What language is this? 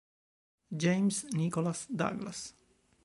Italian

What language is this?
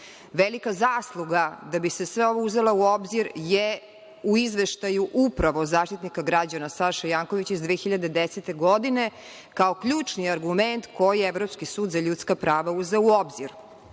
Serbian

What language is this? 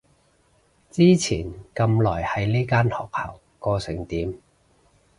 Cantonese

